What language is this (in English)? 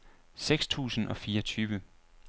Danish